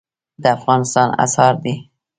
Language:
Pashto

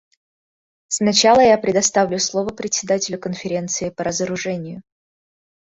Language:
Russian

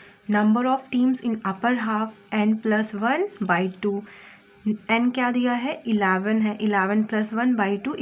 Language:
Hindi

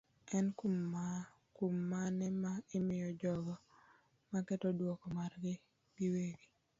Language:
Luo (Kenya and Tanzania)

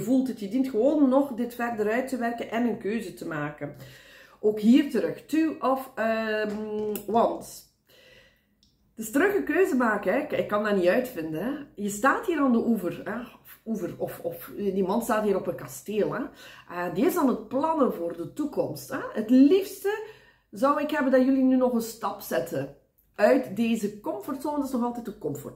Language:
Dutch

